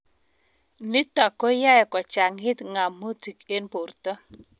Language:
Kalenjin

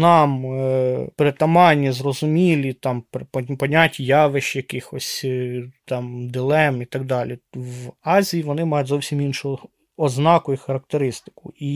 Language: Ukrainian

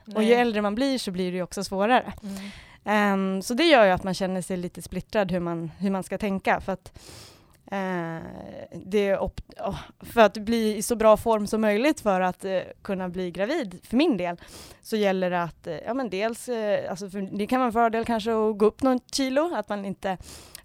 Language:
Swedish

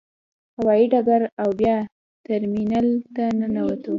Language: Pashto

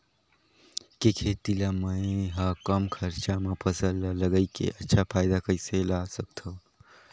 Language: Chhattisgarhi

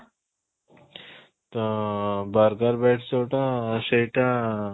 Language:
Odia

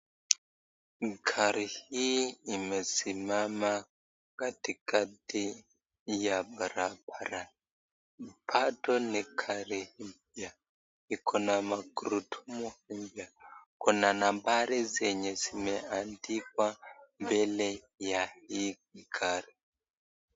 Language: Swahili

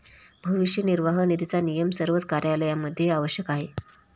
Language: Marathi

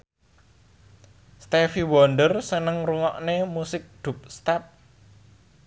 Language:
Javanese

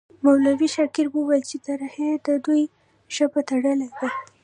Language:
Pashto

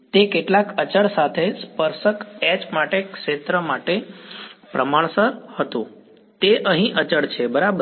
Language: Gujarati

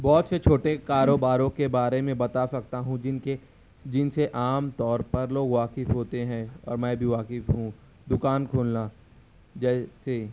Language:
Urdu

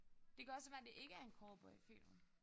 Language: Danish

